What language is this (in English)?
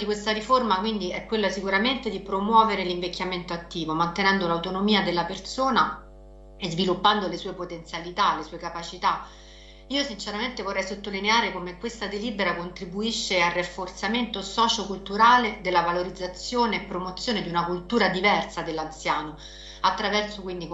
Italian